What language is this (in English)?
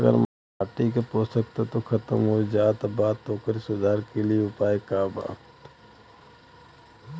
Bhojpuri